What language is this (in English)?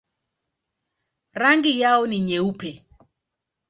Swahili